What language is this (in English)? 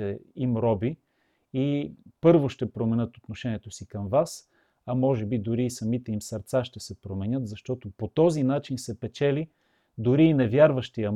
Bulgarian